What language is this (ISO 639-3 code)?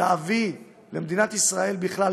heb